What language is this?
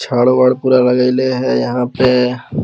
Magahi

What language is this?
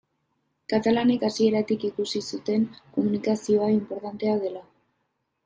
Basque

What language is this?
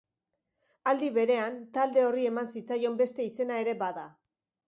Basque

